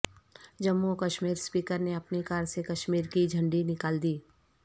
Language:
Urdu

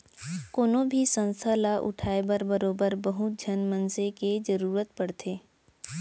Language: Chhattisgarhi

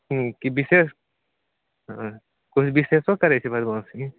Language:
Maithili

